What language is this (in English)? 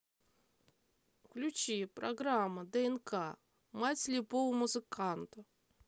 Russian